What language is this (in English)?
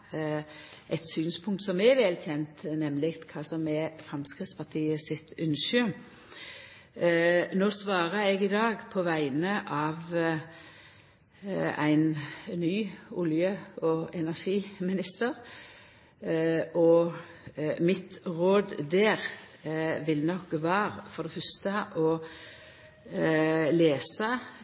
Norwegian Nynorsk